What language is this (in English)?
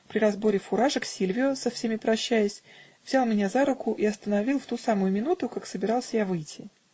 Russian